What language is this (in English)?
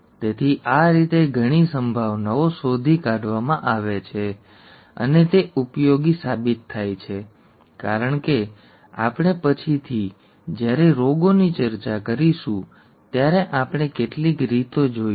Gujarati